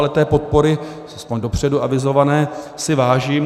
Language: Czech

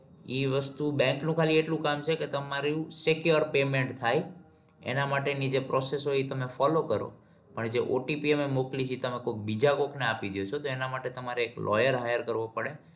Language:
Gujarati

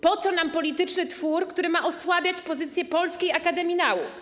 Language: Polish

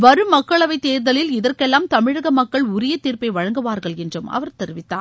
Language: Tamil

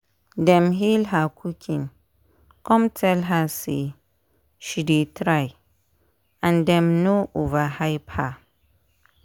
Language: Nigerian Pidgin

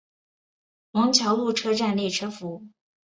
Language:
Chinese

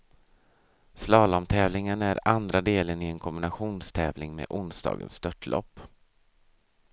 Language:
Swedish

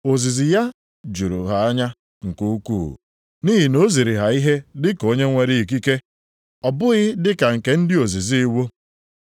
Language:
Igbo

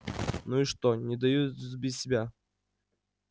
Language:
Russian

